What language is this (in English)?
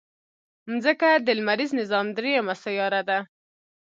Pashto